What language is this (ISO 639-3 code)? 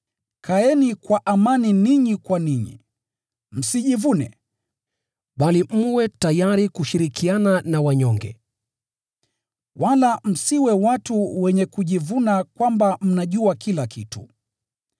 swa